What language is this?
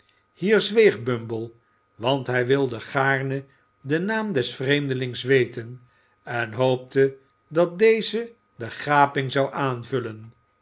Dutch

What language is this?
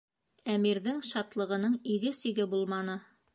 Bashkir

